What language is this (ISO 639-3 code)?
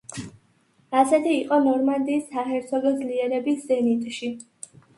kat